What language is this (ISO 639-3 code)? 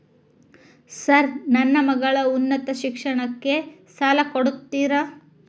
kan